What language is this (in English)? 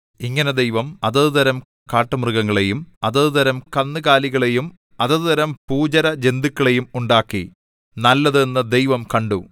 Malayalam